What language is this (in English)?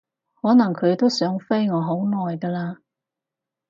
Cantonese